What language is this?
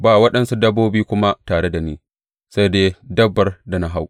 Hausa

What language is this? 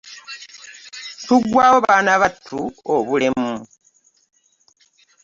Ganda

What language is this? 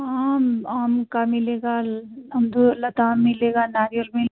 Hindi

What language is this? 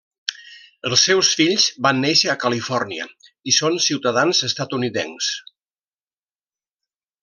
Catalan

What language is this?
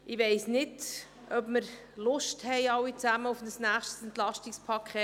Swiss German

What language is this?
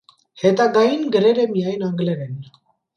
Armenian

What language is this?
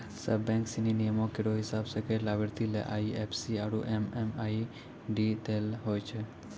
Maithili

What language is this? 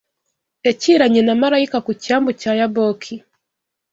Kinyarwanda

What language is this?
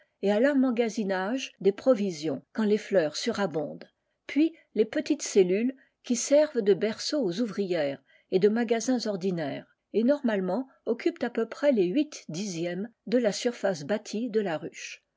French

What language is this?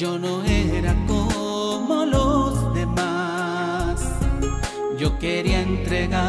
Spanish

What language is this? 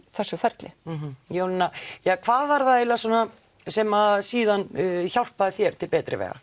Icelandic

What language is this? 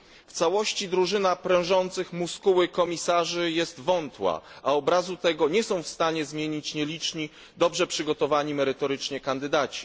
Polish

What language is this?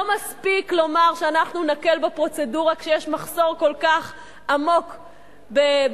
Hebrew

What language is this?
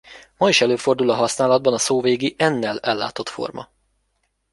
Hungarian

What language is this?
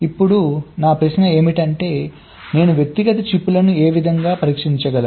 Telugu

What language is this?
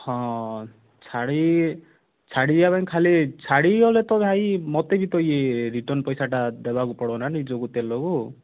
Odia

